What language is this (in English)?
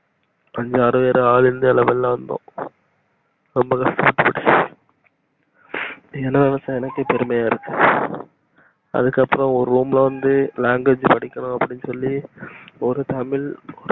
Tamil